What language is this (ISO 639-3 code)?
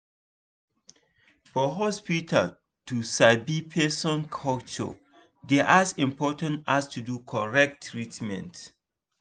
pcm